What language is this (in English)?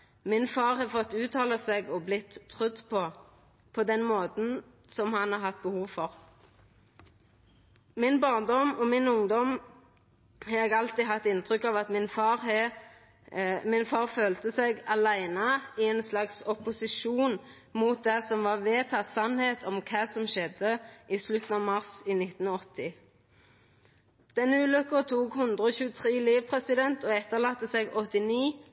Norwegian Nynorsk